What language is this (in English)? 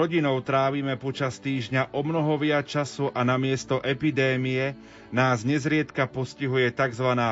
Slovak